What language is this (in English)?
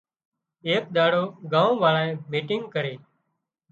Wadiyara Koli